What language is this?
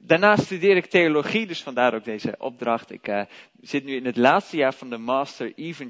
Dutch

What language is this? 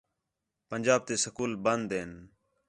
Khetrani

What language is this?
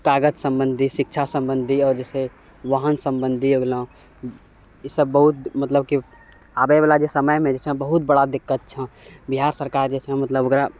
Maithili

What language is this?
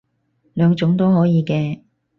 Cantonese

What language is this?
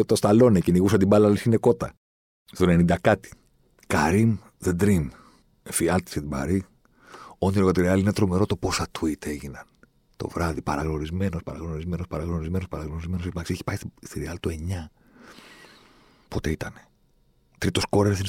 Greek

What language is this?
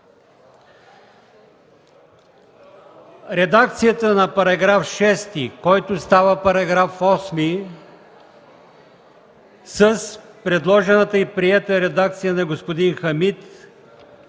Bulgarian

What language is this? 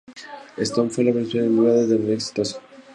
Spanish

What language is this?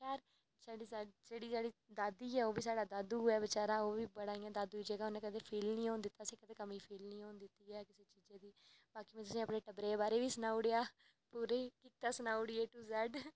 Dogri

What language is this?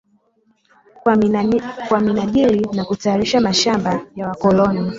Swahili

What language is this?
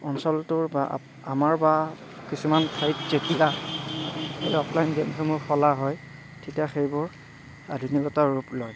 Assamese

